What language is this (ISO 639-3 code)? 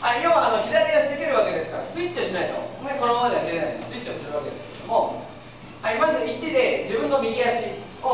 jpn